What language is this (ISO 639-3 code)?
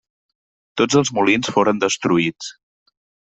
cat